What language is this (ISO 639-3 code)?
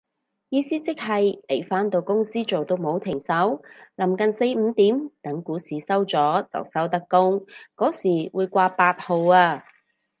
yue